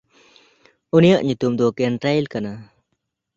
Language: Santali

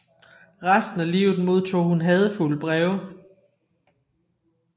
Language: Danish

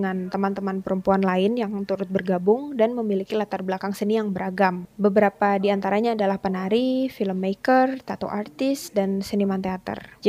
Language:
Indonesian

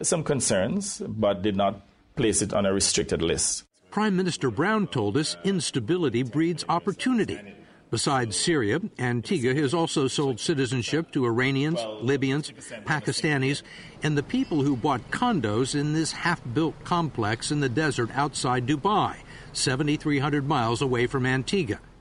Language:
English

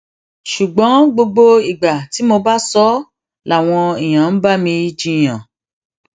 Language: Yoruba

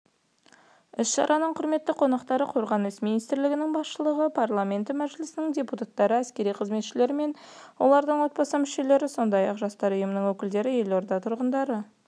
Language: Kazakh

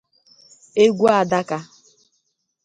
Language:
Igbo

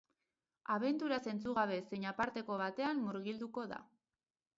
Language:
Basque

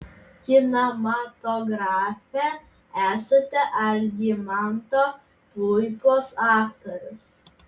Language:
Lithuanian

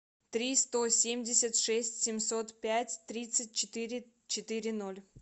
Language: Russian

